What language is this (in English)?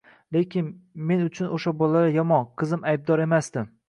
Uzbek